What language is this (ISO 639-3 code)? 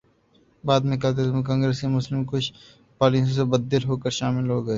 urd